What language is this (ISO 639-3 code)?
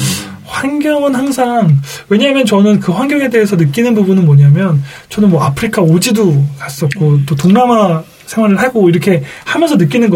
kor